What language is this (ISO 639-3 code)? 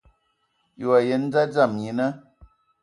ewo